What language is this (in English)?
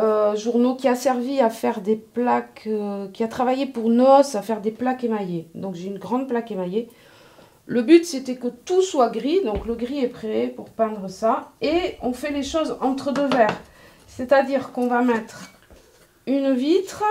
French